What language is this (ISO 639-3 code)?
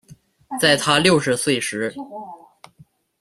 zho